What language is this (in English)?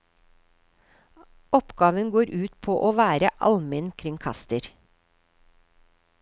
Norwegian